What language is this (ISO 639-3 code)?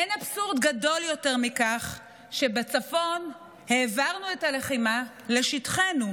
heb